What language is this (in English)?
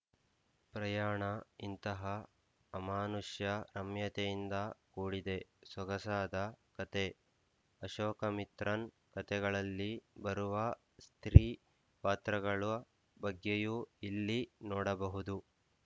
Kannada